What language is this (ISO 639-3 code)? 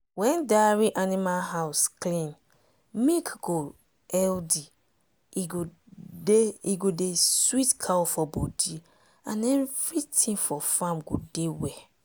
pcm